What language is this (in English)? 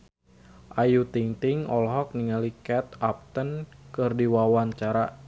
Sundanese